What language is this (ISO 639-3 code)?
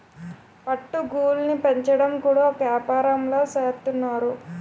tel